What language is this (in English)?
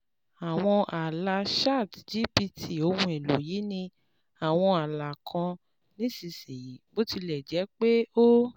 Yoruba